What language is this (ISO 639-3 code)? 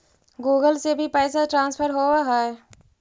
mag